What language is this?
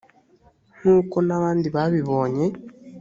Kinyarwanda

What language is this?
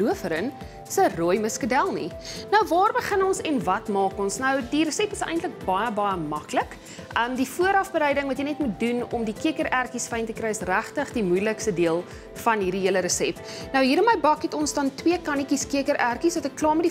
Dutch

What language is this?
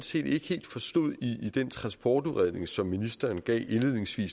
Danish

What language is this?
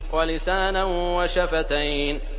Arabic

